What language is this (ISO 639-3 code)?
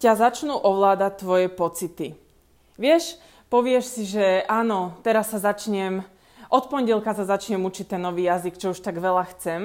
slk